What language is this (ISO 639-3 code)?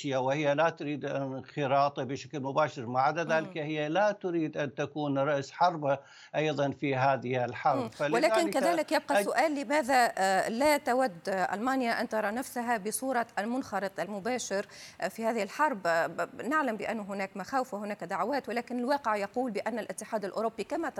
ara